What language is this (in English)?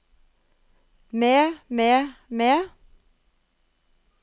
Norwegian